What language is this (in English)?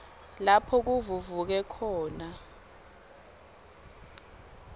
Swati